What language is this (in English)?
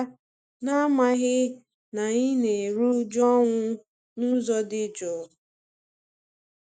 Igbo